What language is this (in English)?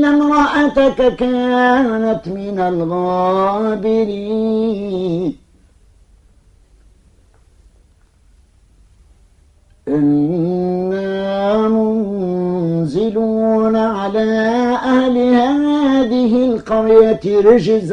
Arabic